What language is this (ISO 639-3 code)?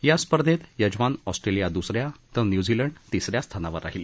mar